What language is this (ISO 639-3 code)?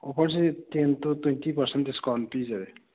mni